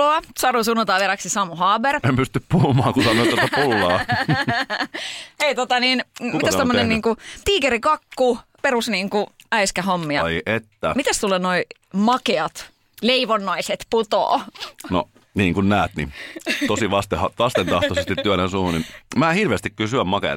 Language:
Finnish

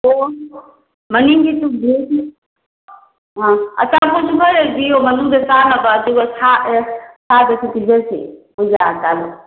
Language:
Manipuri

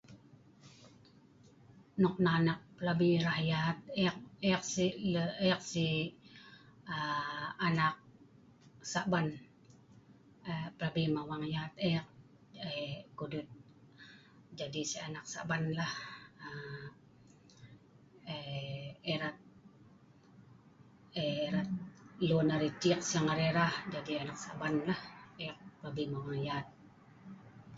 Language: Sa'ban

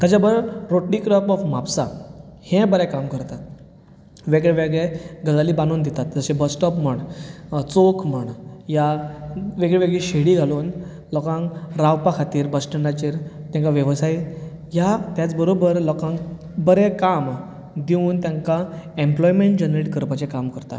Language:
Konkani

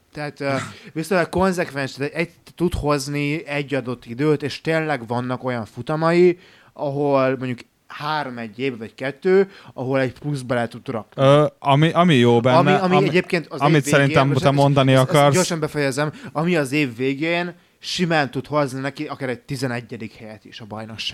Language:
Hungarian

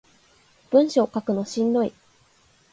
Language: Japanese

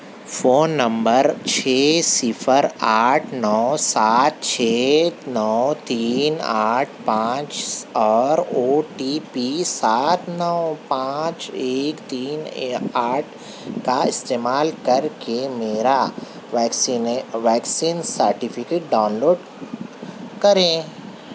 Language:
Urdu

